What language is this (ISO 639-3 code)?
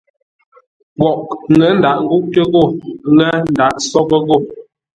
nla